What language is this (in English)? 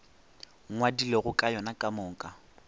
Northern Sotho